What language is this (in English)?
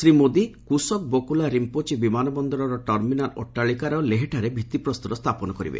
Odia